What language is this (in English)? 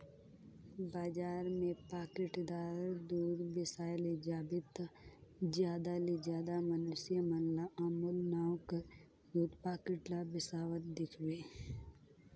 Chhattisgarhi